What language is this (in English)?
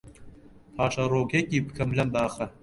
Central Kurdish